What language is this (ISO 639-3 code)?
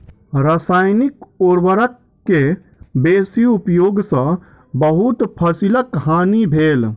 mai